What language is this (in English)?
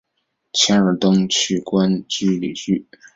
Chinese